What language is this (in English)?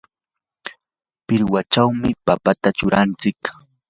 Yanahuanca Pasco Quechua